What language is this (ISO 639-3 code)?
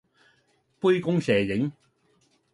yue